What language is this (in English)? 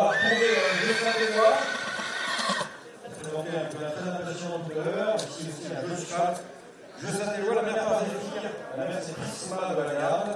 French